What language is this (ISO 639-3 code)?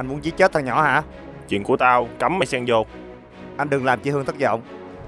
vie